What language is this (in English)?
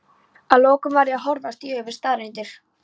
Icelandic